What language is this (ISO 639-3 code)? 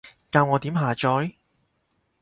yue